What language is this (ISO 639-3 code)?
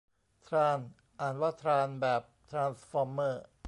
tha